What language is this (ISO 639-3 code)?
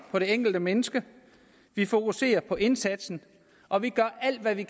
dan